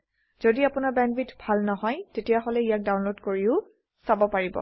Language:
Assamese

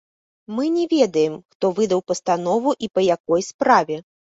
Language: Belarusian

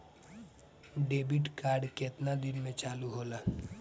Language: Bhojpuri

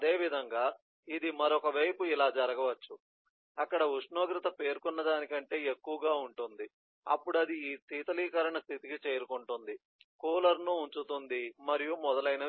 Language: Telugu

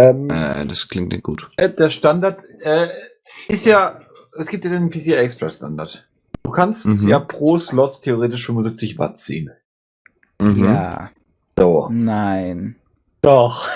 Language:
German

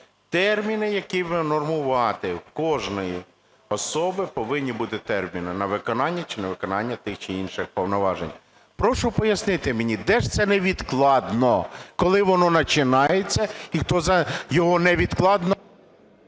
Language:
Ukrainian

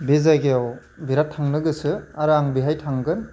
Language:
Bodo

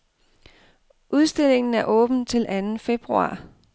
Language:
Danish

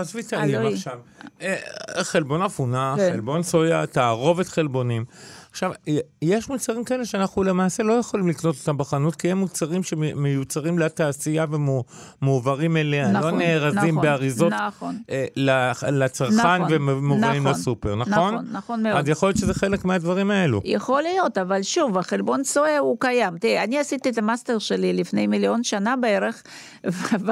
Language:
Hebrew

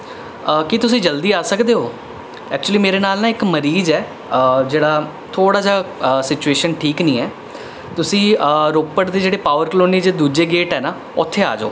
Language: Punjabi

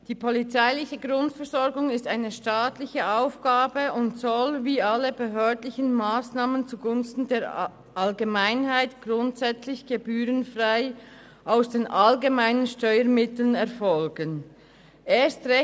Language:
Swiss German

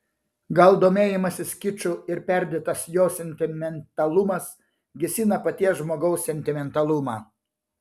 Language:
Lithuanian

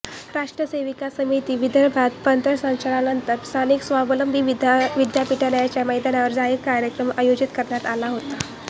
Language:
Marathi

